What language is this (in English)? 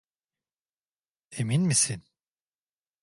Turkish